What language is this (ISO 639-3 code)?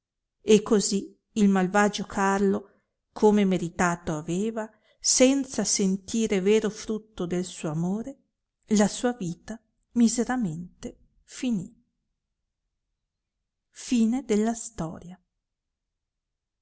ita